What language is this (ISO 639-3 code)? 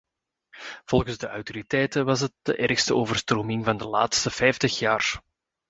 nld